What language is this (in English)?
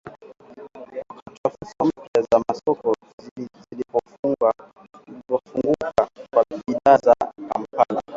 Swahili